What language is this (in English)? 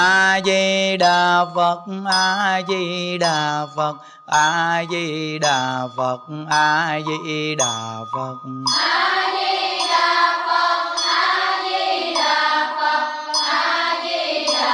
Vietnamese